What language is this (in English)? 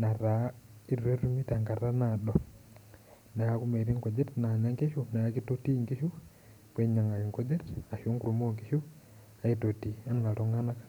Masai